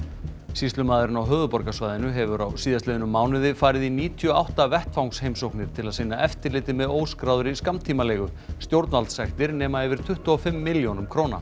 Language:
Icelandic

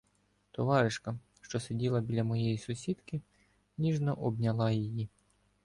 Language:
Ukrainian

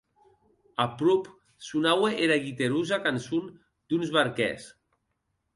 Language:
Occitan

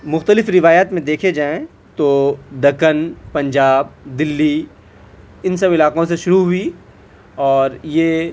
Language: Urdu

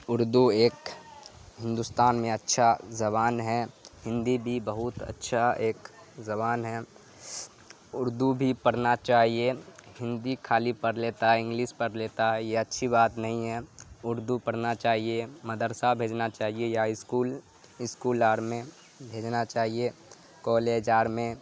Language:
Urdu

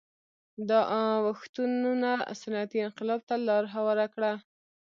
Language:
Pashto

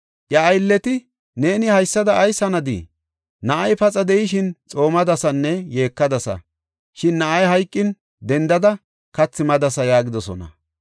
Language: Gofa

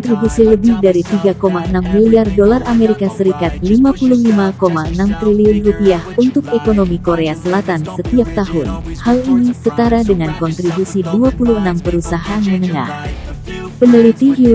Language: Indonesian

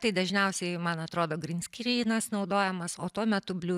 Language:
Lithuanian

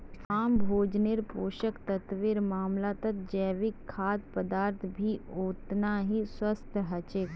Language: Magahi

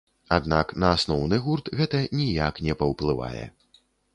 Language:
Belarusian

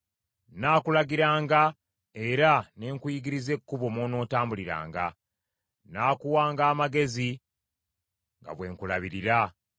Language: Ganda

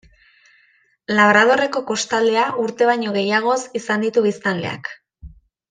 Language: Basque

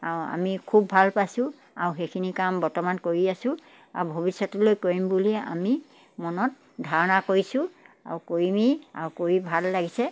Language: Assamese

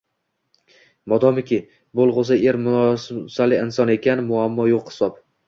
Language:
Uzbek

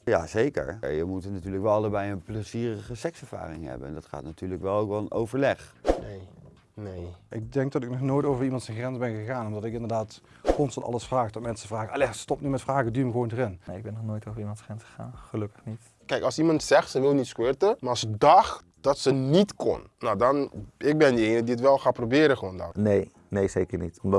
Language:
Dutch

